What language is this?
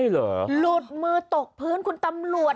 Thai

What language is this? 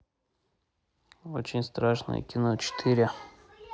Russian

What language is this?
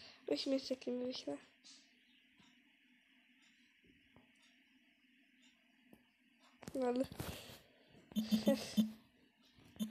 Polish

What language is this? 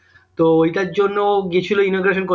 Bangla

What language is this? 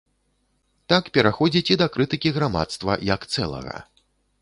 Belarusian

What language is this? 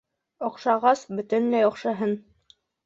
Bashkir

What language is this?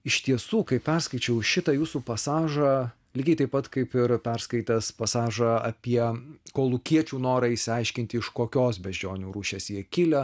Lithuanian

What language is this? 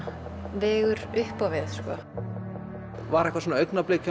Icelandic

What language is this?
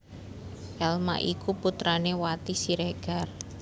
Javanese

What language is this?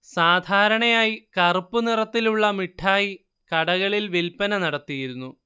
Malayalam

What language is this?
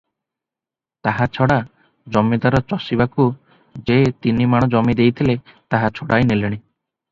Odia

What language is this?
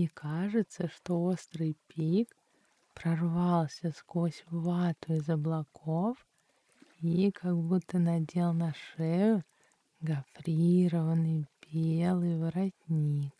Russian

